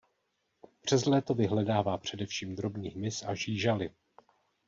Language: Czech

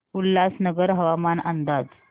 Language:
Marathi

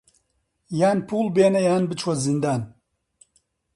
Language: Central Kurdish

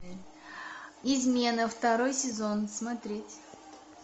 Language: Russian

